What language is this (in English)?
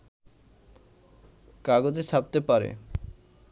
Bangla